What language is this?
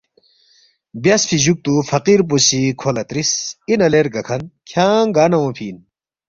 Balti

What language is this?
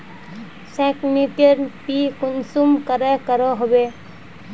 Magahi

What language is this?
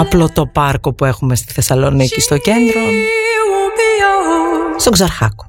Greek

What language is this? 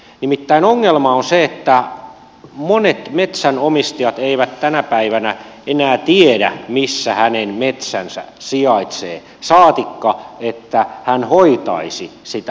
Finnish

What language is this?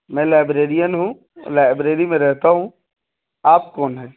Urdu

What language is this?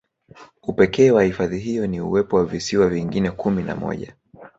Swahili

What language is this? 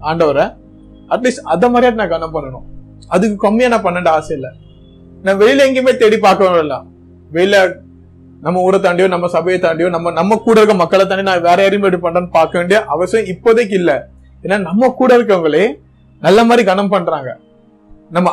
Tamil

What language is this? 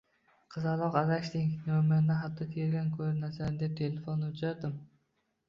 Uzbek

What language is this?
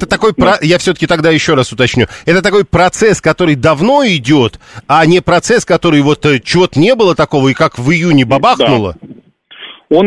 Russian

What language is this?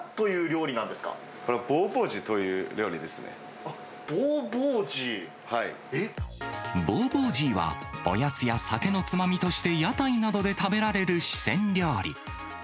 Japanese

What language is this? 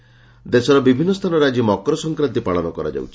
Odia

